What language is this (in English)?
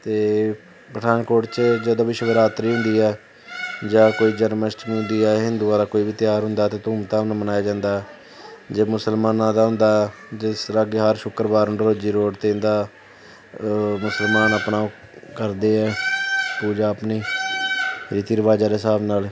Punjabi